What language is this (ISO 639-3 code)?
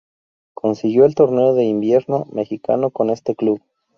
spa